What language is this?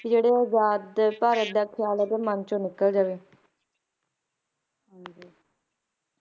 Punjabi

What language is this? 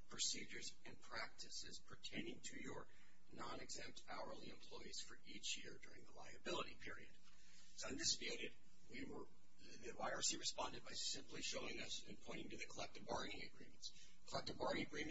English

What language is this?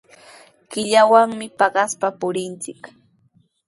Sihuas Ancash Quechua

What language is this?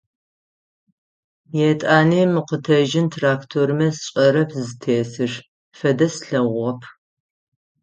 Adyghe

